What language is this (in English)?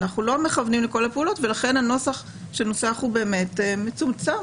Hebrew